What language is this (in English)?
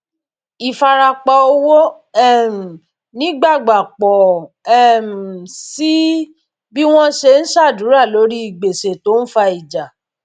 Yoruba